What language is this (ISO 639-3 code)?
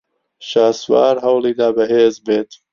ckb